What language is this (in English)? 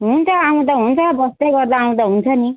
Nepali